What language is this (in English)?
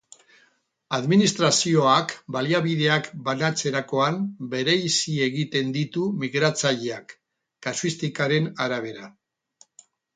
Basque